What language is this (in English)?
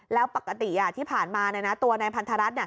Thai